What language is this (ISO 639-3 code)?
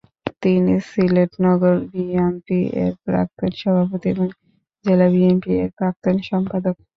ben